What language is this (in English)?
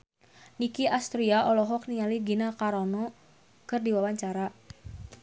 Sundanese